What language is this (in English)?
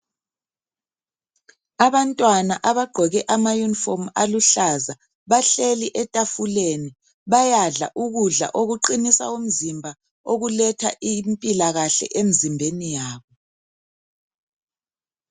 North Ndebele